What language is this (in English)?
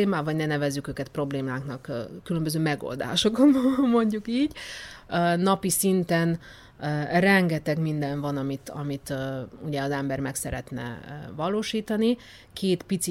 Hungarian